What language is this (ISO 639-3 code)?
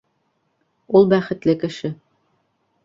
bak